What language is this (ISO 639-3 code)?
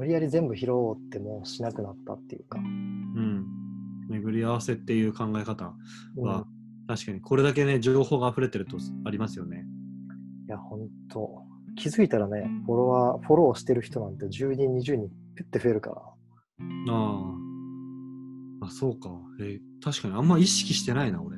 jpn